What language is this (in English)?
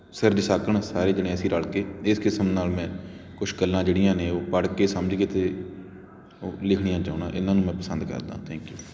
Punjabi